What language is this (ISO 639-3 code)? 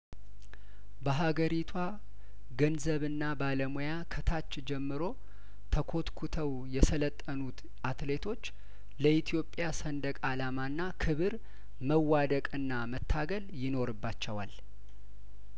amh